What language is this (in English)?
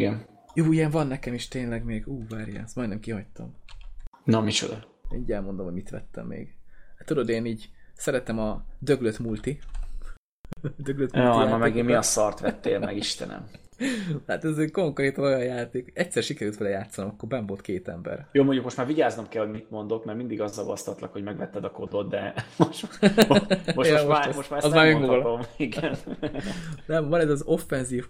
Hungarian